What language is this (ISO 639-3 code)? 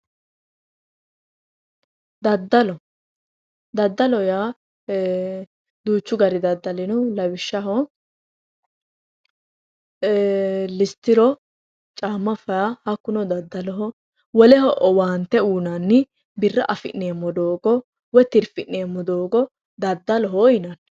sid